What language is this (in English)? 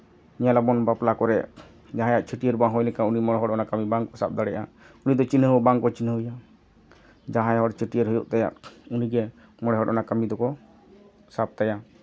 Santali